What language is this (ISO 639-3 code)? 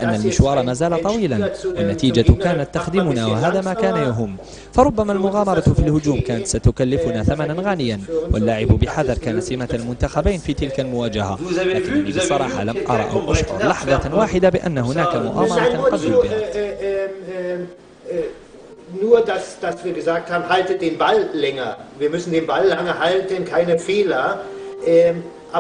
ara